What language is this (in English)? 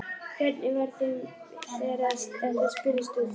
Icelandic